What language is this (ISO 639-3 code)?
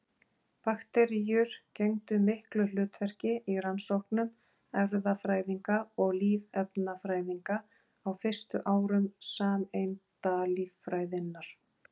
isl